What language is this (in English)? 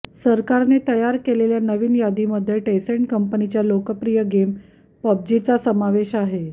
Marathi